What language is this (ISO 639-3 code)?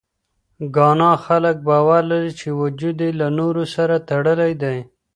pus